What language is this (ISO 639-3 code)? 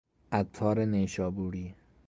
fas